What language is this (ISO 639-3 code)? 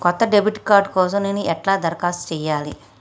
tel